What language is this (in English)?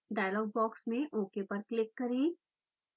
Hindi